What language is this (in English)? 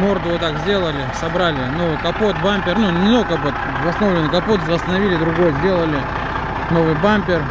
Russian